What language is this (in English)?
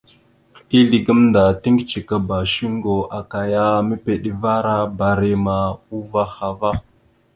Mada (Cameroon)